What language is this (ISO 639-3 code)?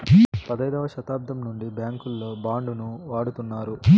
tel